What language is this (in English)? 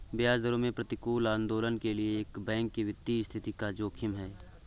Hindi